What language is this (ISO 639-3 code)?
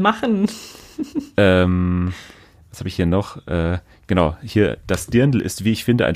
deu